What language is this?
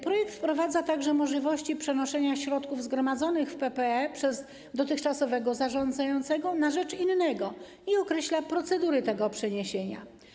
Polish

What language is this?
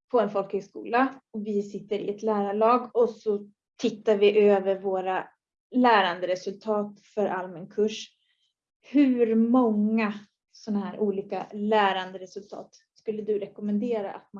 Swedish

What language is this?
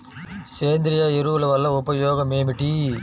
Telugu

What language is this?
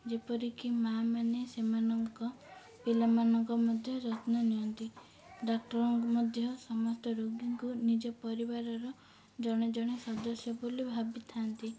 Odia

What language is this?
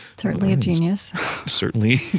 English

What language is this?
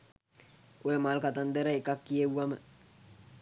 Sinhala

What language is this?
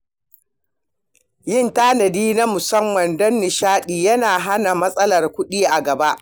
Hausa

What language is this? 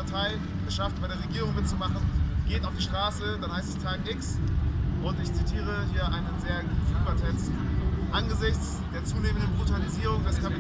German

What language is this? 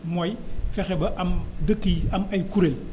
Wolof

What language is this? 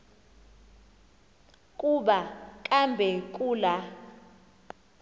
Xhosa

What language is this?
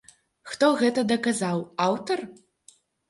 Belarusian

